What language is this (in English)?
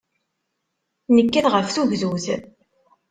Kabyle